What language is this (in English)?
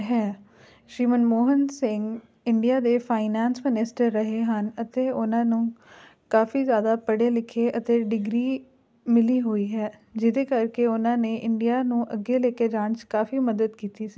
Punjabi